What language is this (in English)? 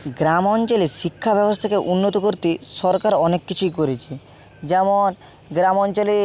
Bangla